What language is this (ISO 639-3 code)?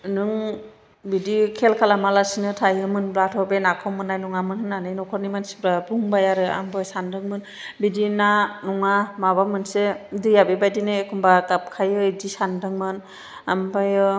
brx